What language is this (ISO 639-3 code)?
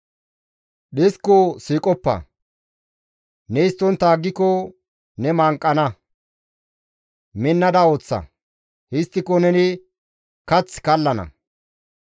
gmv